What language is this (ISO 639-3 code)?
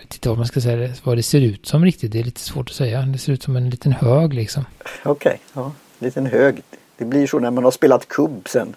swe